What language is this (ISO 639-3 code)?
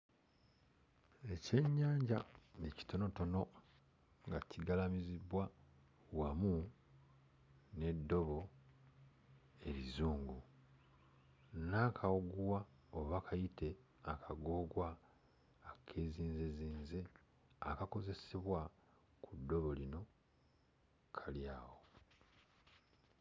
lug